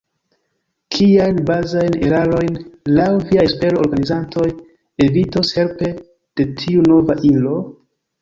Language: Esperanto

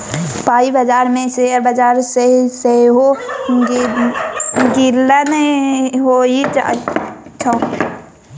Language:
Maithili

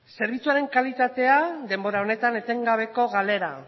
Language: Basque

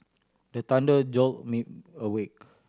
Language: English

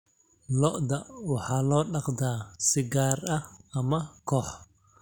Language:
Somali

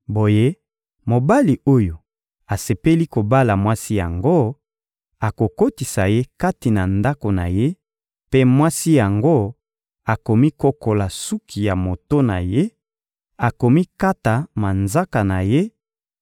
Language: Lingala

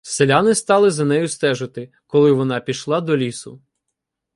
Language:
Ukrainian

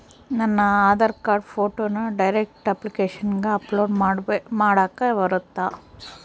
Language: Kannada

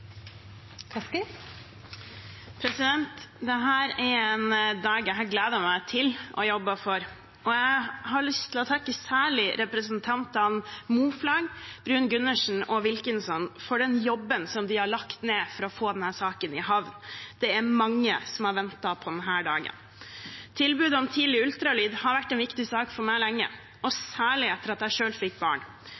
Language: Norwegian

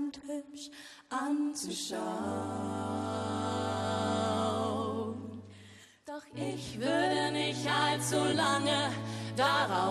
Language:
Dutch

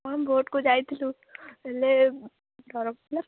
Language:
Odia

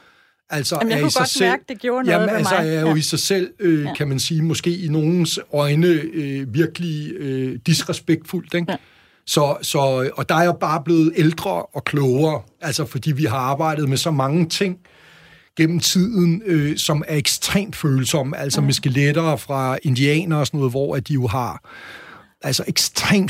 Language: Danish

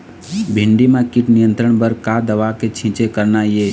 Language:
Chhattisgarhi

